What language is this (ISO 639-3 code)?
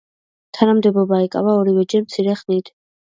kat